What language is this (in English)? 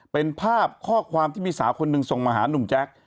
Thai